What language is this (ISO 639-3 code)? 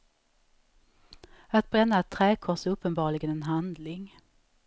swe